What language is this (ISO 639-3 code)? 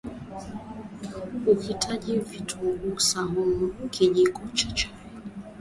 swa